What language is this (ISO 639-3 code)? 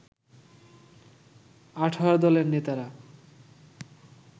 ben